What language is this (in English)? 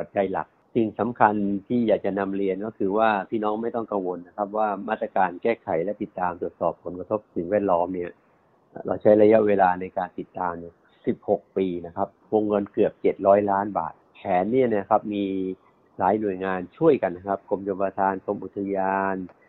Thai